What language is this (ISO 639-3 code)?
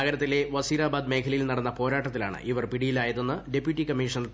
mal